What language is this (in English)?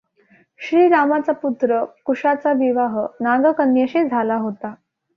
Marathi